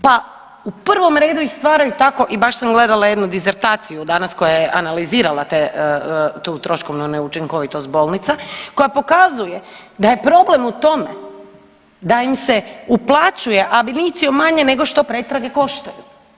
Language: Croatian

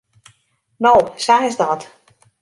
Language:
Western Frisian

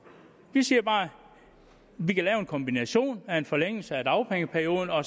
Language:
Danish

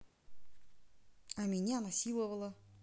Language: Russian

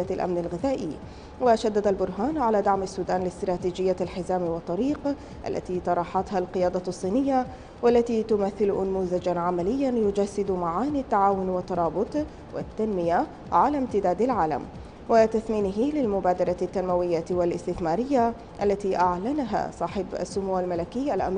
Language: Arabic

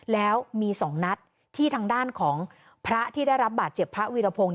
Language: Thai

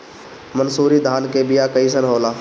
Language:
Bhojpuri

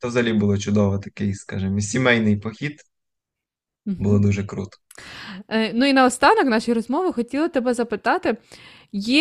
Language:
Ukrainian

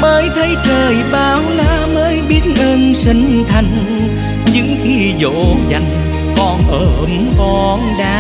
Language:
Vietnamese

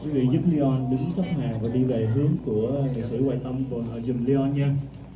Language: Vietnamese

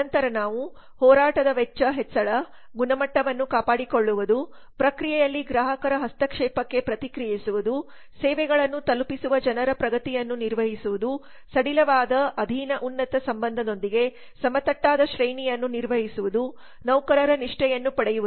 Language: Kannada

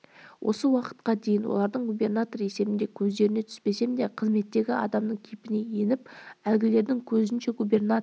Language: Kazakh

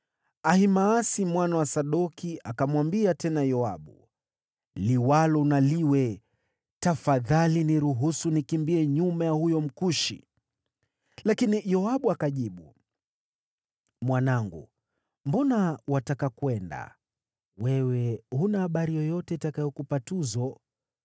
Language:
Swahili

